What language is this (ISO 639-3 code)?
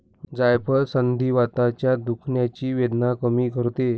mar